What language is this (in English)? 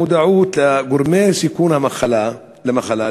Hebrew